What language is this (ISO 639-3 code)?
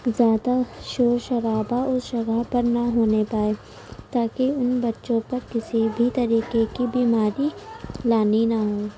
urd